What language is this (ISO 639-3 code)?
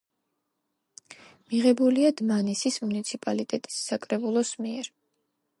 kat